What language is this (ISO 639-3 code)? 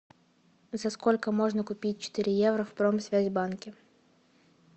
rus